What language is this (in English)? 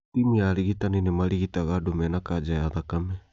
Kikuyu